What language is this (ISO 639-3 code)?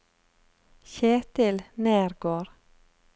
nor